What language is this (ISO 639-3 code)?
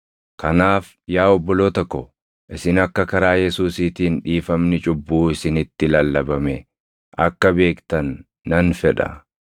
orm